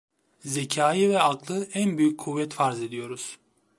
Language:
Turkish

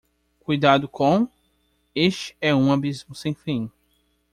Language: Portuguese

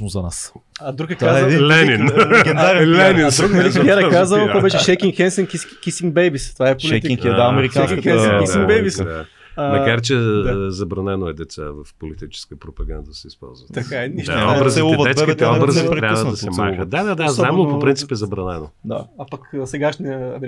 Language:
Bulgarian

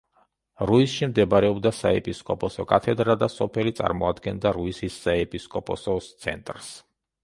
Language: Georgian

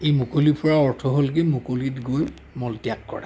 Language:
Assamese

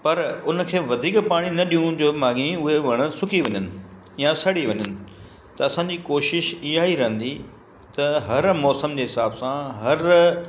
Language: Sindhi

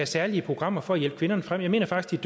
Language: Danish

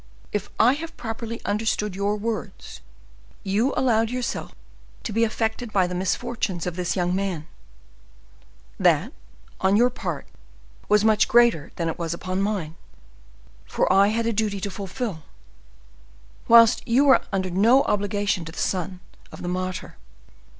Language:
English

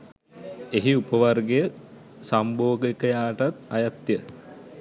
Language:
Sinhala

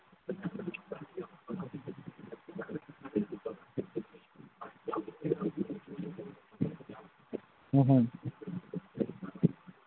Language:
Manipuri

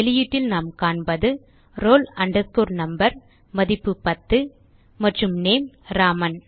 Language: Tamil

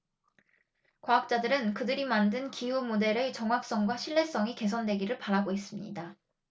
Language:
Korean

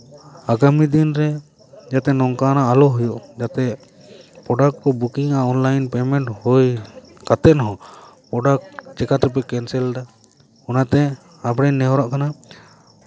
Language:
Santali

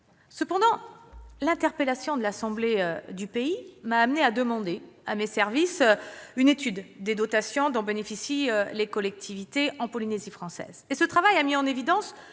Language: French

